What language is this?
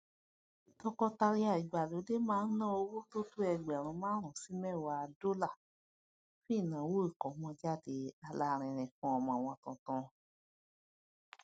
Yoruba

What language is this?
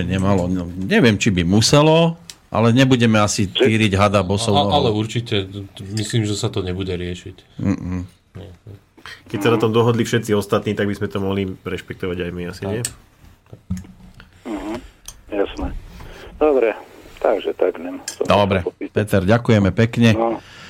Slovak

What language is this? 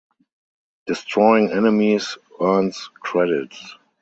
English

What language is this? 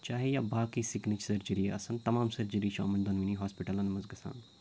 Kashmiri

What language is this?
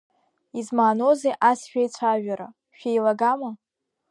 Abkhazian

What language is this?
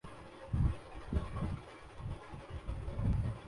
Urdu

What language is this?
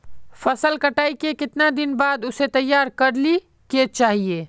Magahi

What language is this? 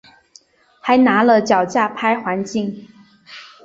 Chinese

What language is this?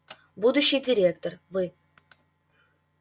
Russian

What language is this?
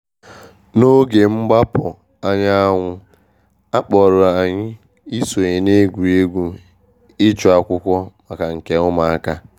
Igbo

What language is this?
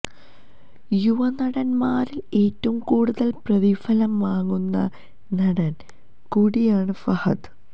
Malayalam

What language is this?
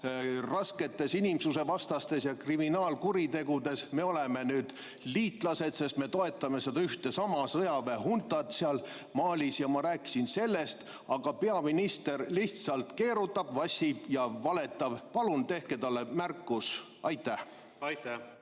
Estonian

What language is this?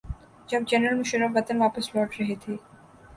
Urdu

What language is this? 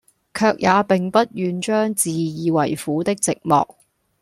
Cantonese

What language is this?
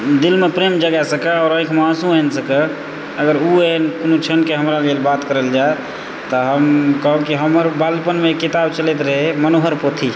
Maithili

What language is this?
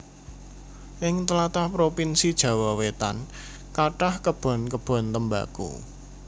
Javanese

